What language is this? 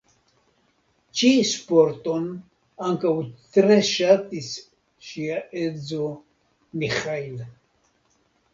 Esperanto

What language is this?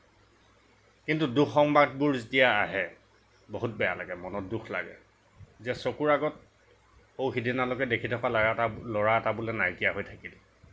Assamese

